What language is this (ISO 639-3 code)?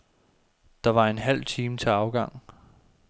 dan